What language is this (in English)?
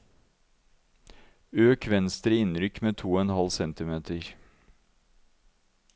Norwegian